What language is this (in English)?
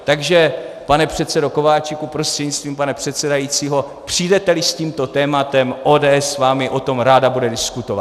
Czech